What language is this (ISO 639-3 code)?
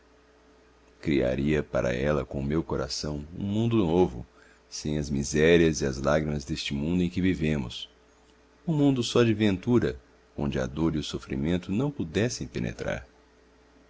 por